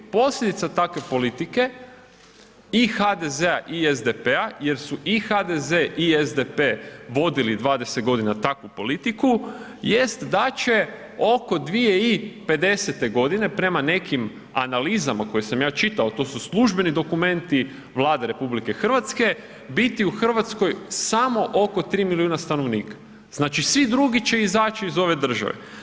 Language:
Croatian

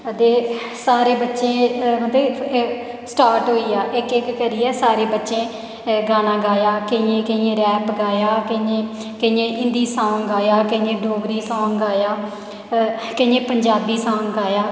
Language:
Dogri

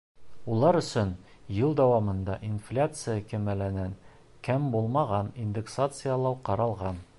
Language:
Bashkir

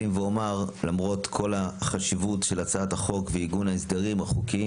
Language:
Hebrew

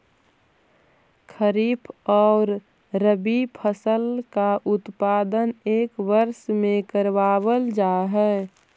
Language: Magahi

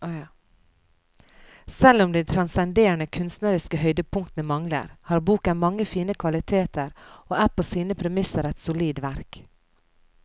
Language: Norwegian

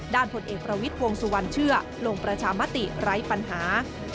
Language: Thai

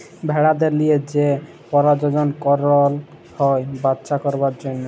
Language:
Bangla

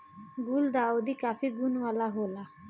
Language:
Bhojpuri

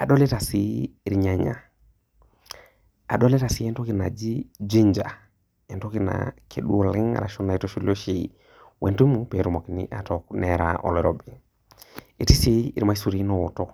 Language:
Masai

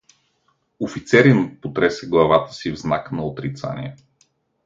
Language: Bulgarian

